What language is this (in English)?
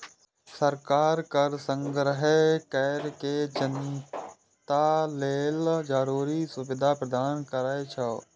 Maithili